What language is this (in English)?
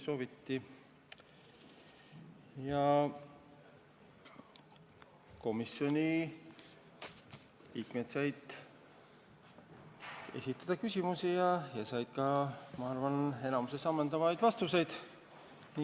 Estonian